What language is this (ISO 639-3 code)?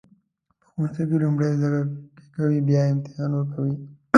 pus